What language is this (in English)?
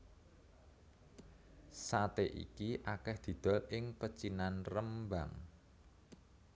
Javanese